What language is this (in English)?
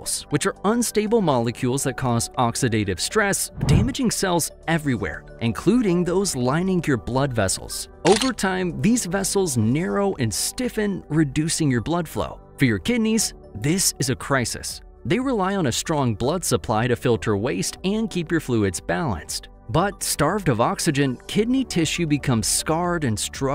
English